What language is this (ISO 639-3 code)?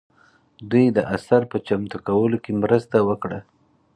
pus